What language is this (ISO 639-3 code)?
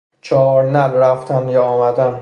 fas